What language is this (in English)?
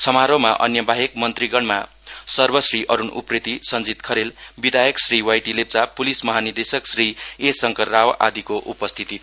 Nepali